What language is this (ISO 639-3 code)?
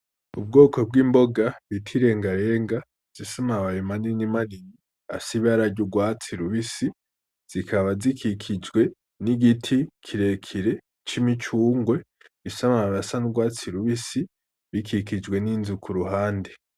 run